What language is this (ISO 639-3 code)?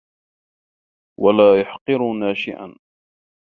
ara